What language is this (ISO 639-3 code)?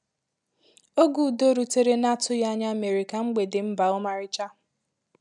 ibo